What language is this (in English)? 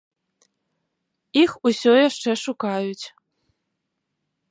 Belarusian